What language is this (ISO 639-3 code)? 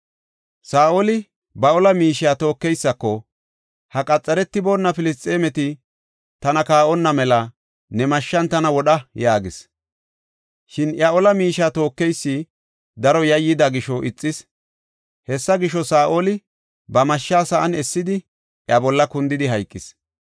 gof